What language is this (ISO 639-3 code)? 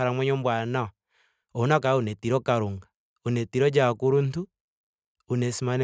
ndo